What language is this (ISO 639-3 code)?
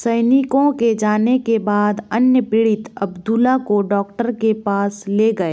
hin